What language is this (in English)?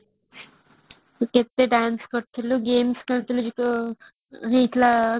Odia